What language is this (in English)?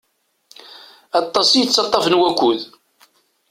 Kabyle